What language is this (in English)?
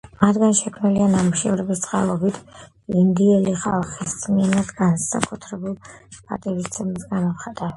Georgian